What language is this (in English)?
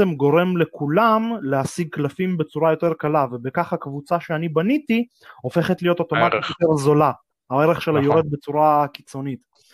Hebrew